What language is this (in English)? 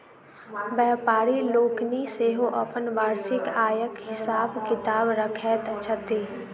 Maithili